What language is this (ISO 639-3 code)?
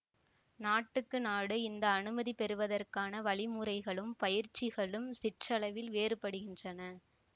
tam